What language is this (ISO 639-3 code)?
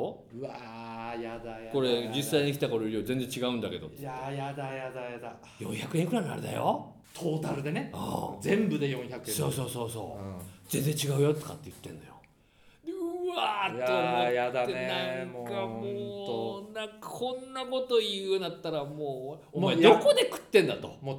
jpn